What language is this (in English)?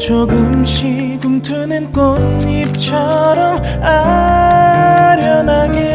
Korean